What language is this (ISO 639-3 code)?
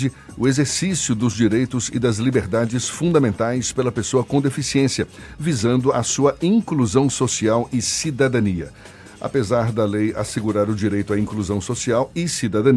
por